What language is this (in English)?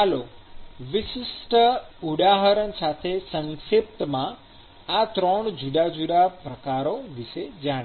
Gujarati